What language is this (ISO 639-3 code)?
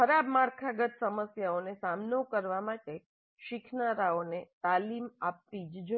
guj